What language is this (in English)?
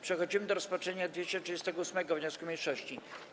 Polish